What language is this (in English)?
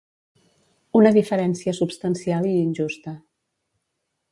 Catalan